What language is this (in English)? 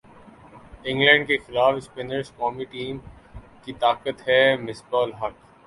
Urdu